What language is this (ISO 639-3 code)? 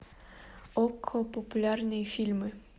rus